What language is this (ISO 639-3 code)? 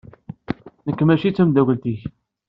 kab